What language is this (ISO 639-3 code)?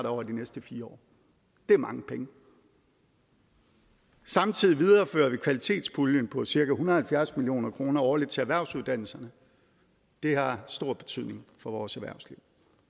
dan